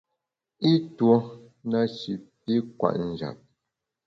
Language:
Bamun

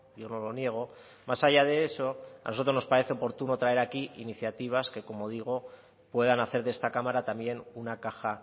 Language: Spanish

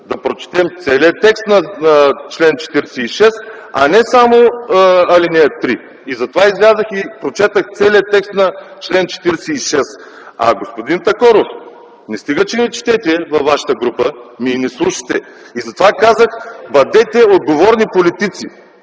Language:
Bulgarian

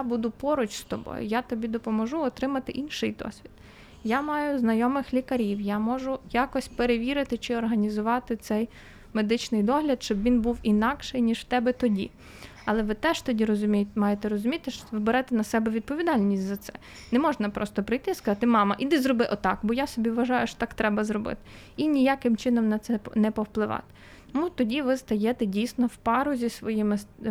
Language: Ukrainian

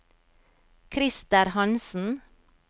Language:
Norwegian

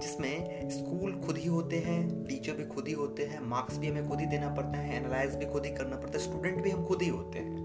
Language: Hindi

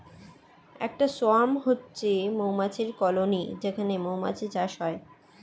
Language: Bangla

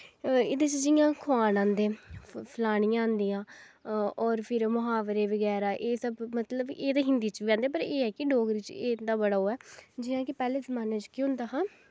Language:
Dogri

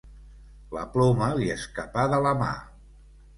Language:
Catalan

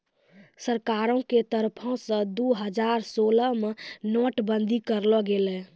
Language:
Maithili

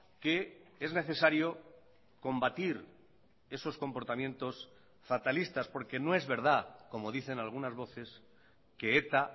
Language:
Spanish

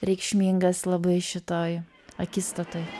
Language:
Lithuanian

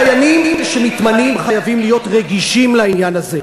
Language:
Hebrew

